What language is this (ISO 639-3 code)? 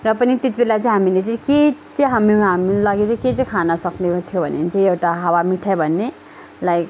nep